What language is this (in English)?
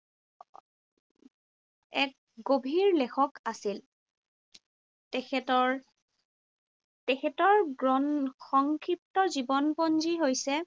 Assamese